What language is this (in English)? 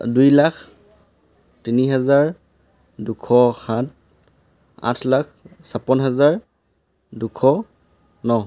Assamese